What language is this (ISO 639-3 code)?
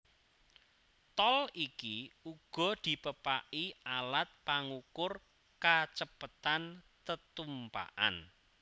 jav